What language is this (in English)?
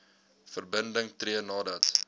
Afrikaans